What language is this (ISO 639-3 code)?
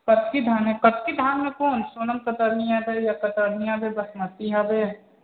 mai